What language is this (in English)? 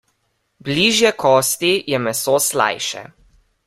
Slovenian